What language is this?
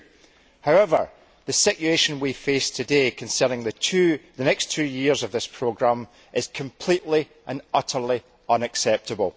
English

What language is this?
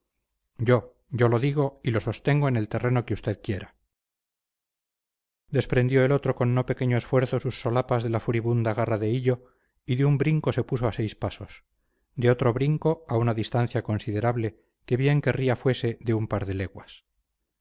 Spanish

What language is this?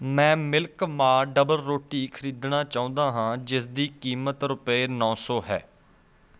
Punjabi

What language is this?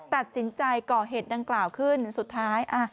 Thai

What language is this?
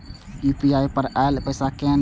Maithili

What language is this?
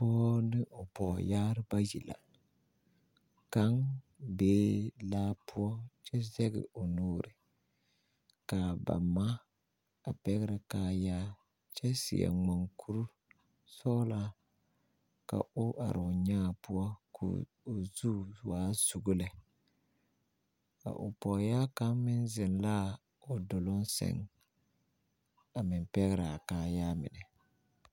Southern Dagaare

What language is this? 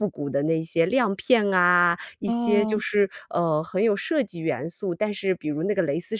Chinese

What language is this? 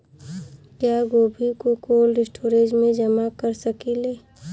Bhojpuri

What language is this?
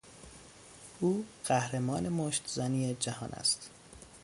Persian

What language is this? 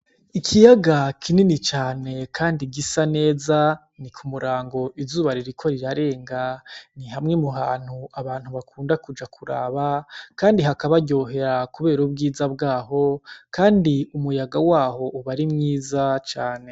Rundi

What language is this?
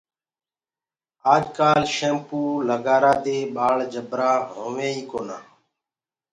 Gurgula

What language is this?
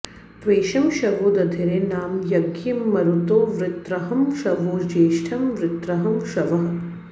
Sanskrit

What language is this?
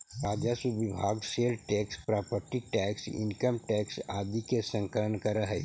Magahi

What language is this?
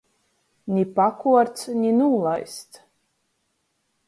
Latgalian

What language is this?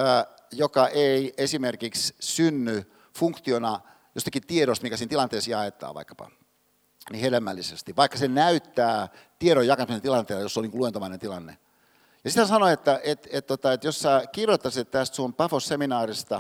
Finnish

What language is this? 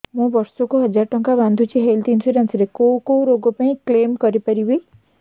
Odia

